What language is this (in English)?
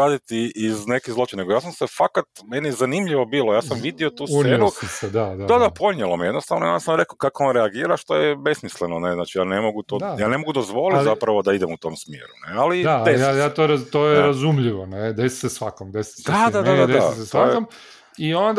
Croatian